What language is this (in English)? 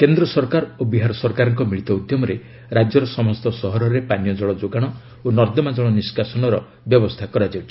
Odia